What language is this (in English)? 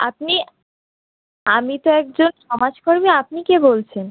Bangla